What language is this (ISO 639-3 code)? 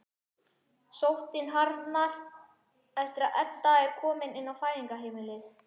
isl